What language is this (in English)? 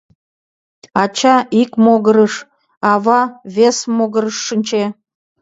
Mari